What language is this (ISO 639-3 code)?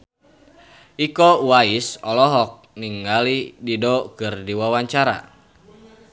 sun